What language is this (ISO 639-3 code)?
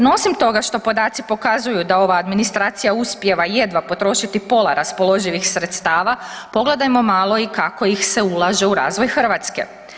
hrv